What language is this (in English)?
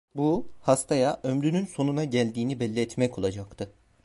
Turkish